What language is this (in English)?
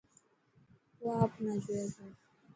Dhatki